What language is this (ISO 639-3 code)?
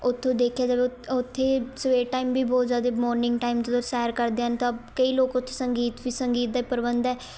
pan